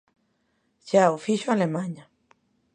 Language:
Galician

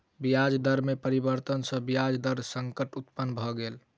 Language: Maithili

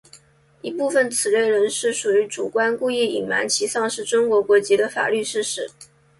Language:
Chinese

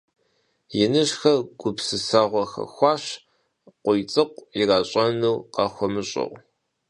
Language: Kabardian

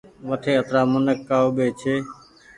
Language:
Goaria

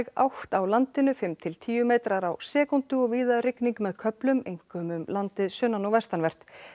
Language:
Icelandic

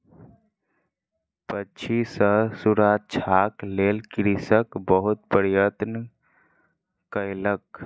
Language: Maithili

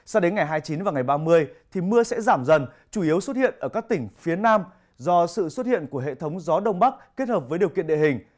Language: Vietnamese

